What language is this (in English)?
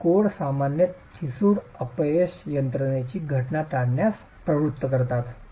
Marathi